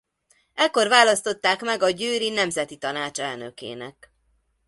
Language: Hungarian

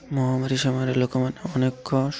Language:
Odia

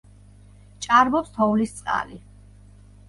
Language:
Georgian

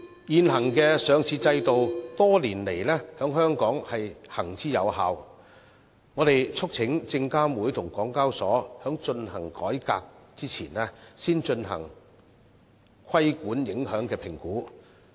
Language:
Cantonese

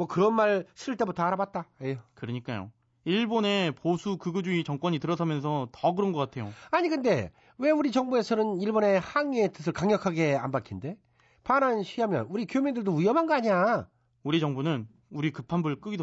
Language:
Korean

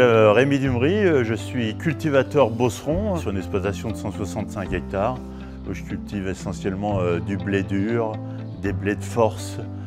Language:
French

